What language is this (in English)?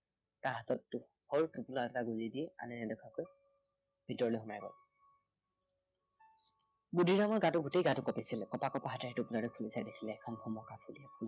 Assamese